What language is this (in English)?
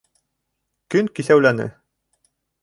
Bashkir